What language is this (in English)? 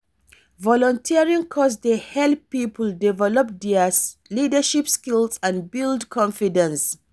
Nigerian Pidgin